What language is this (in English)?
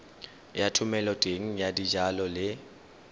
Tswana